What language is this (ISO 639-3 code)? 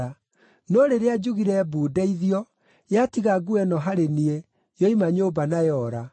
kik